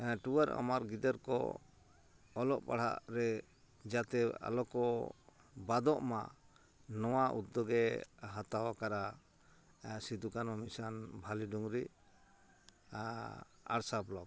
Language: Santali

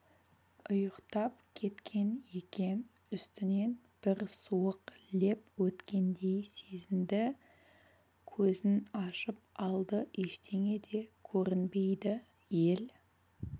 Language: Kazakh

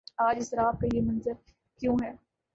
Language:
Urdu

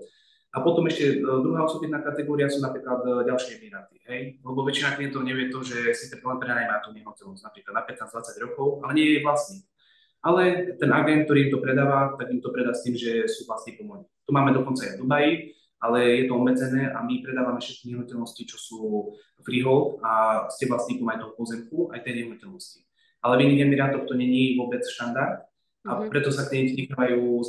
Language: Slovak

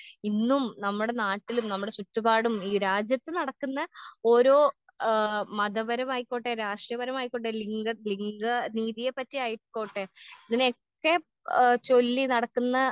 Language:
Malayalam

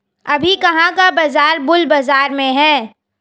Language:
Hindi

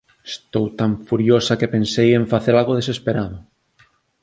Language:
Galician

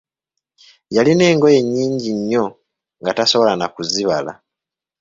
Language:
Ganda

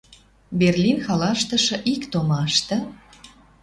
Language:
Western Mari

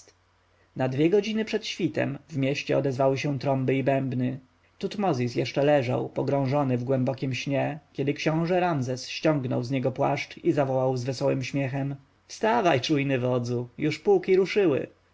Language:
Polish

